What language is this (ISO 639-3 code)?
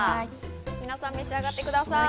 jpn